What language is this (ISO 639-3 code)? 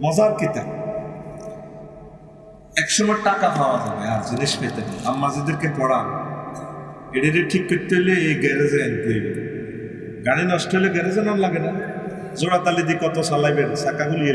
tur